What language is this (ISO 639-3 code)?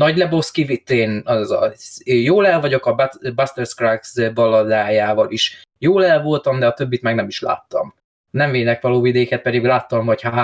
hun